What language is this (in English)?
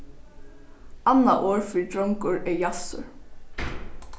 Faroese